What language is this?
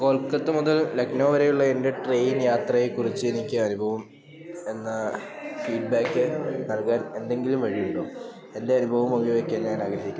Malayalam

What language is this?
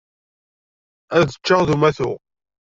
Kabyle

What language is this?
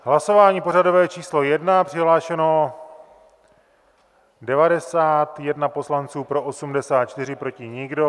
Czech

